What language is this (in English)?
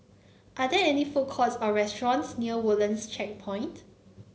English